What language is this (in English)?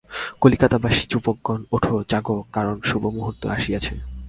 Bangla